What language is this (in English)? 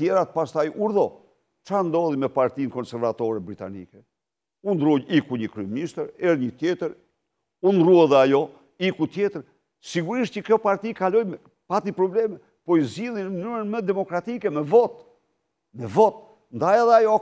Romanian